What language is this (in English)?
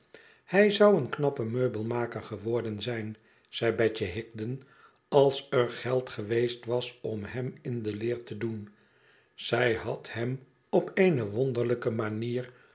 Dutch